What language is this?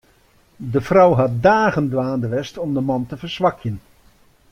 Western Frisian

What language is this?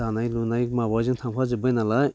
Bodo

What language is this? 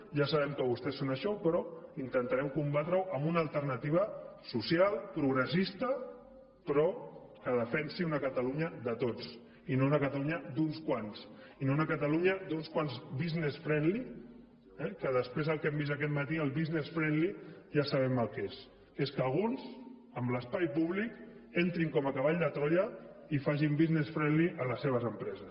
Catalan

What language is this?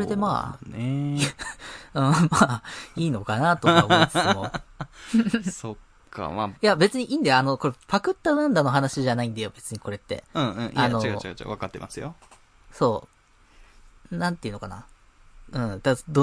Japanese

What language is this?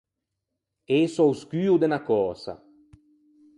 Ligurian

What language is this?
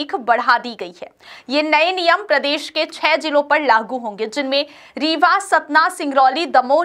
Hindi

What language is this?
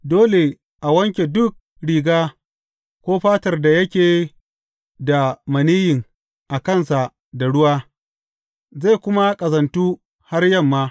Hausa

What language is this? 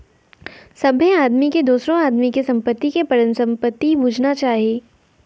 Maithili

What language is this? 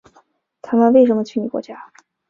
Chinese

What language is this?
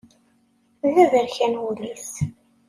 Kabyle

